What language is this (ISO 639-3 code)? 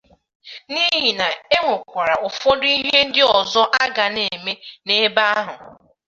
ibo